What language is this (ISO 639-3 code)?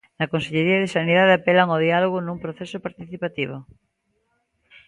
glg